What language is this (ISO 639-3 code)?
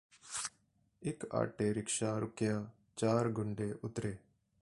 pan